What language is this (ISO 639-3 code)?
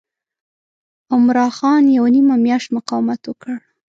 pus